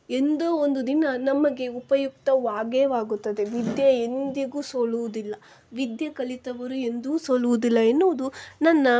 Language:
Kannada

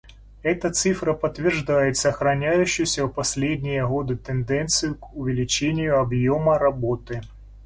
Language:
Russian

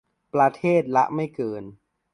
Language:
Thai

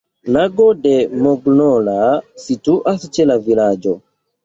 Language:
Esperanto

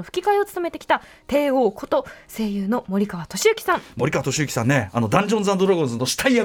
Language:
Japanese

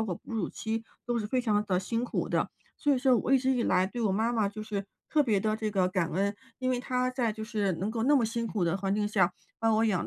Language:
Chinese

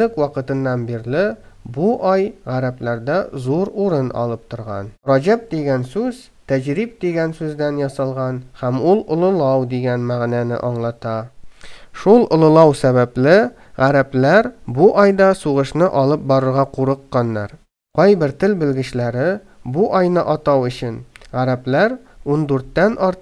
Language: Turkish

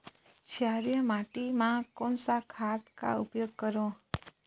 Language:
Chhattisgarhi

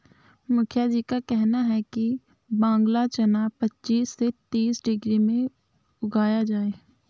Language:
Hindi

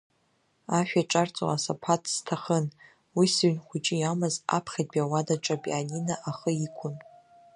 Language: Abkhazian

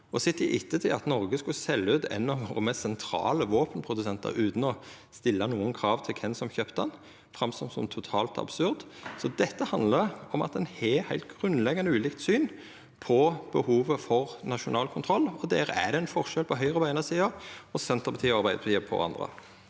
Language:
Norwegian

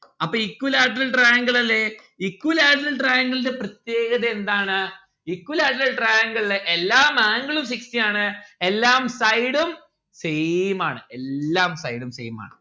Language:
Malayalam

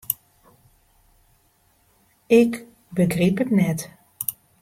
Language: Western Frisian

